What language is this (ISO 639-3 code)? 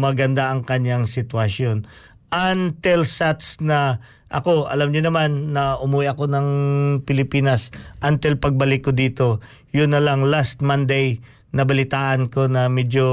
fil